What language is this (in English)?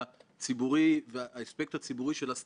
Hebrew